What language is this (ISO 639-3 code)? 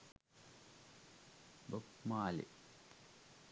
sin